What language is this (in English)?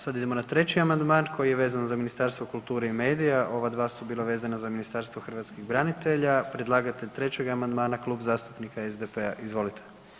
Croatian